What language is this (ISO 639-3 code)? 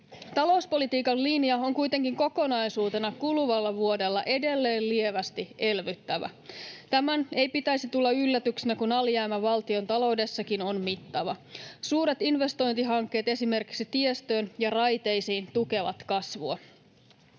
fin